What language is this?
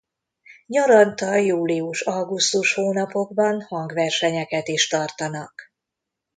Hungarian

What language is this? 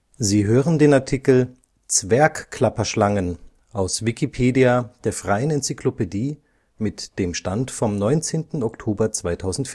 German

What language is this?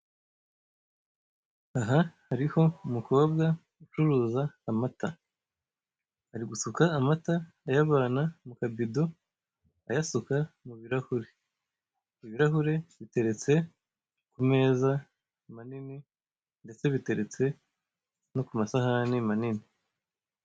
Kinyarwanda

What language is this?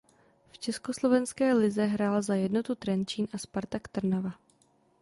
Czech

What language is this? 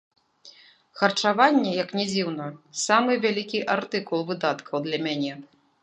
Belarusian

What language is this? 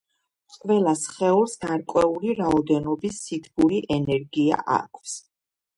Georgian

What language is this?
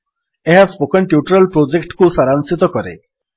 Odia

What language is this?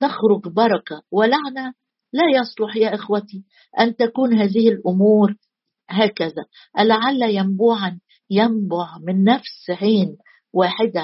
Arabic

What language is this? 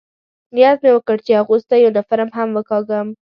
Pashto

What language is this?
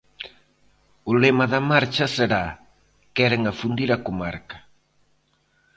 Galician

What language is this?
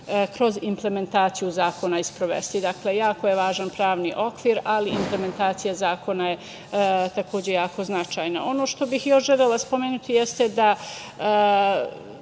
Serbian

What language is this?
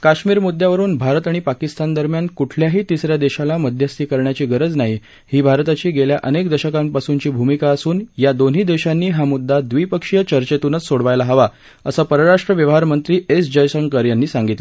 Marathi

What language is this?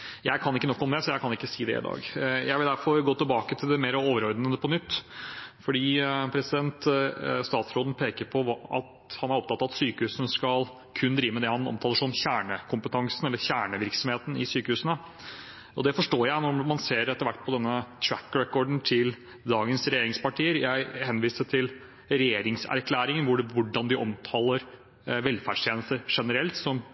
Norwegian Bokmål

